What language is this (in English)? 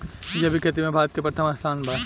Bhojpuri